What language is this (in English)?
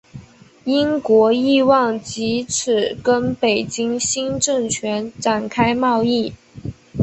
Chinese